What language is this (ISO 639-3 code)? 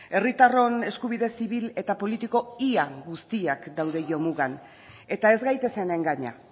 eus